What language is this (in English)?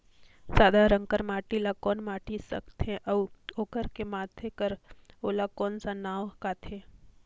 Chhattisgarhi